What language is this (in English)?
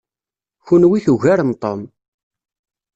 Kabyle